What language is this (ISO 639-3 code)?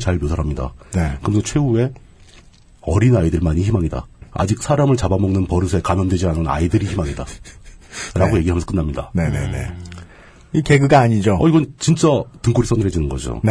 kor